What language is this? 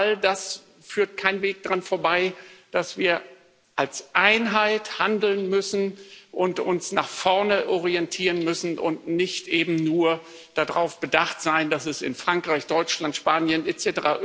German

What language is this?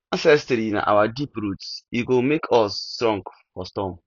Nigerian Pidgin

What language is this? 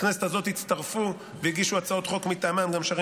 Hebrew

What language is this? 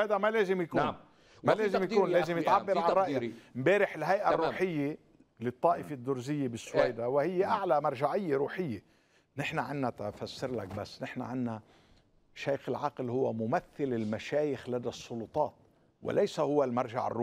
Arabic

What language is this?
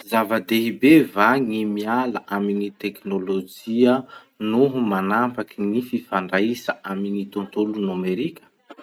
Masikoro Malagasy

